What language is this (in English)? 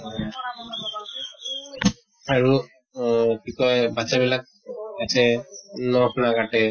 Assamese